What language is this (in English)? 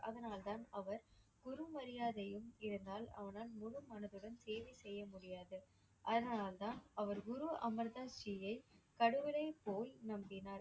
Tamil